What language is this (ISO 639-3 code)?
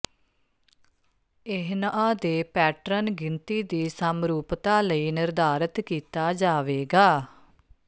pan